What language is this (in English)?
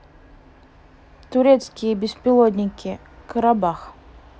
Russian